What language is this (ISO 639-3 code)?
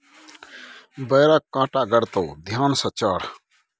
mai